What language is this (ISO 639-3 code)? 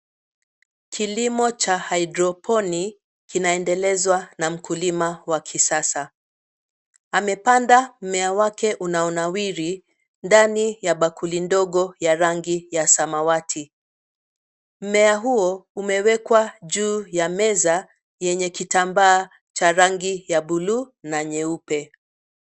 swa